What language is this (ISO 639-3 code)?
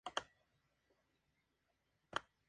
spa